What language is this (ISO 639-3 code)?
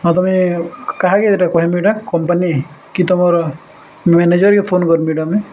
ori